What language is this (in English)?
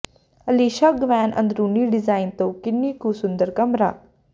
Punjabi